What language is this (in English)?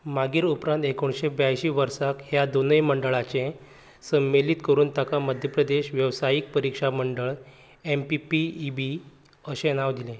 Konkani